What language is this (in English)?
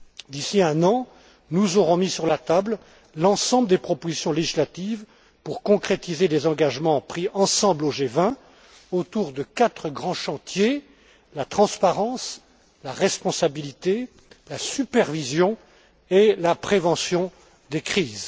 French